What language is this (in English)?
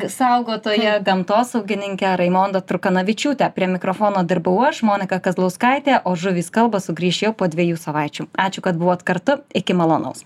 Lithuanian